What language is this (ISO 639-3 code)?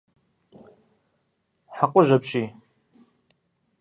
kbd